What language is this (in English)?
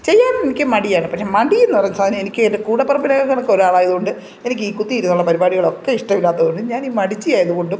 Malayalam